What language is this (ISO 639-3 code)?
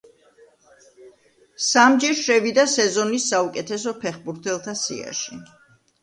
kat